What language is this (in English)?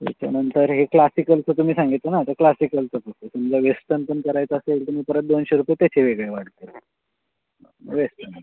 Marathi